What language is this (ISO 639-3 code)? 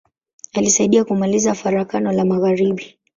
swa